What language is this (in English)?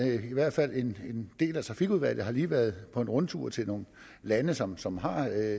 Danish